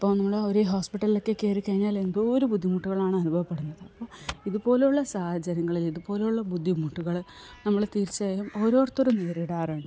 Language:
Malayalam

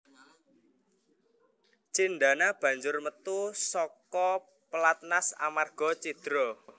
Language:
Javanese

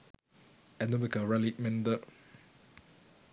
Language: Sinhala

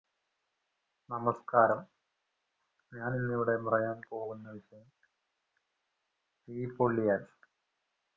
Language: Malayalam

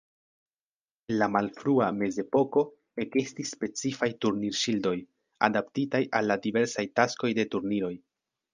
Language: Esperanto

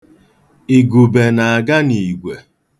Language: Igbo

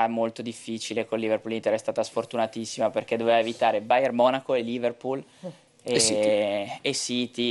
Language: Italian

